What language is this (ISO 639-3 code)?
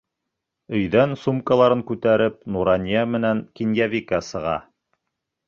bak